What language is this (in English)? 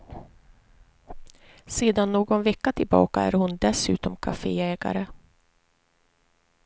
Swedish